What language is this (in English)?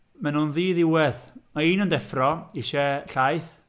Welsh